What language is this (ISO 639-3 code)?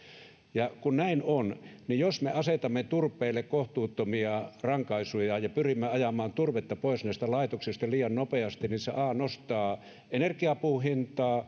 fin